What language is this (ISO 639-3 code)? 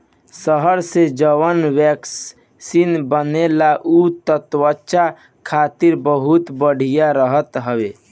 bho